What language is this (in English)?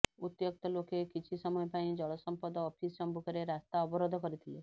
Odia